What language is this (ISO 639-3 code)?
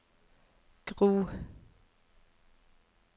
nor